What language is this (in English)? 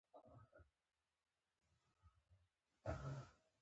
Pashto